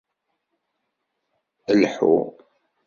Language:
Kabyle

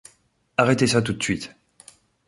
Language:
French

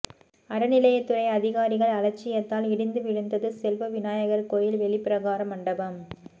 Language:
Tamil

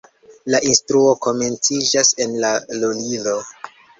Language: Esperanto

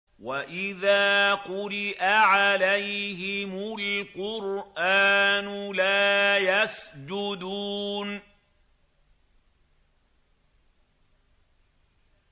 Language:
Arabic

